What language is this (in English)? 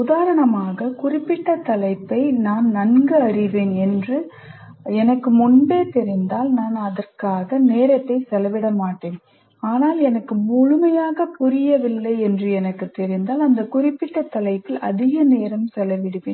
Tamil